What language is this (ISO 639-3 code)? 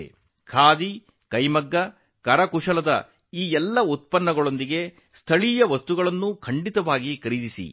kan